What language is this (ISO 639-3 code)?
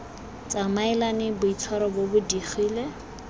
tsn